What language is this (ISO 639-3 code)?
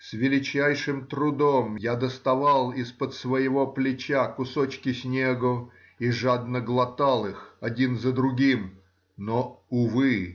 rus